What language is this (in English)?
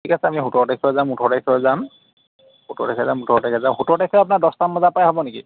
Assamese